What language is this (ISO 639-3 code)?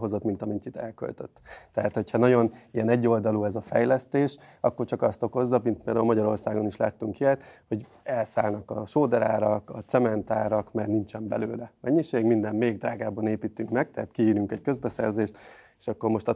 hun